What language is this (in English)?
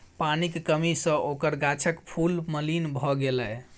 Maithili